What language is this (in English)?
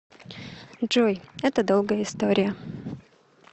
Russian